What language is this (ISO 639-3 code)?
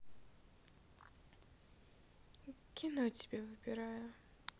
rus